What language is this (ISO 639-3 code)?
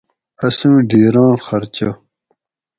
gwc